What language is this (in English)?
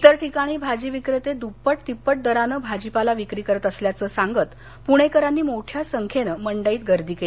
Marathi